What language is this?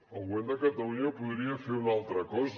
Catalan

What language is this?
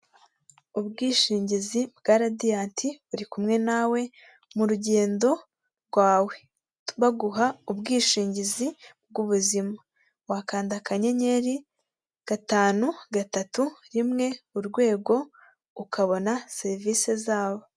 Kinyarwanda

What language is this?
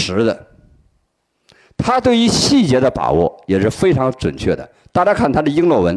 Chinese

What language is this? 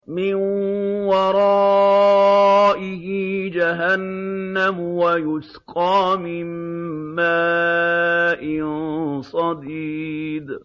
Arabic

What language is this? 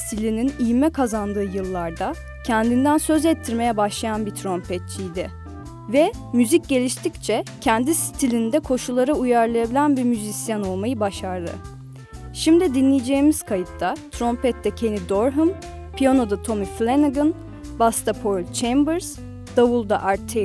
Turkish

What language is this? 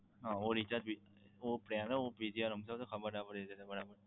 Gujarati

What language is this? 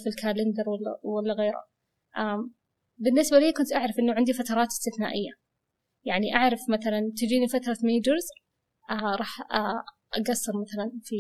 Arabic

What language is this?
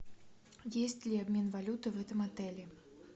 Russian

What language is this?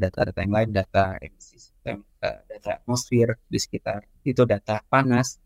Indonesian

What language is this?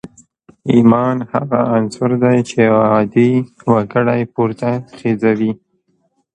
Pashto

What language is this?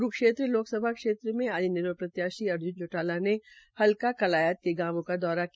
Hindi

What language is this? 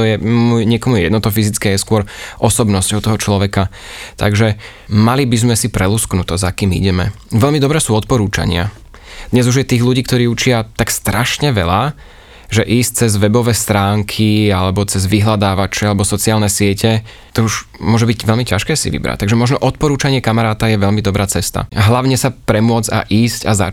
Slovak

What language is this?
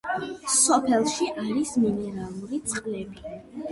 Georgian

